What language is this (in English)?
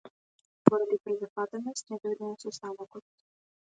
Macedonian